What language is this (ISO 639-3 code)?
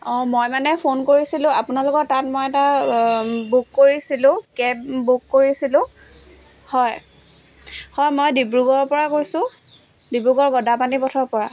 asm